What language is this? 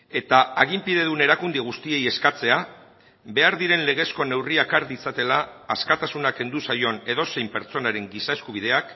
Basque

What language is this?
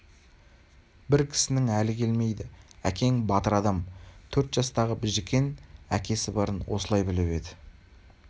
Kazakh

